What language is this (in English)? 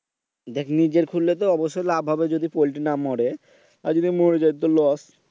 Bangla